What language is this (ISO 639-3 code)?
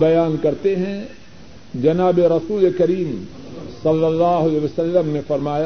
urd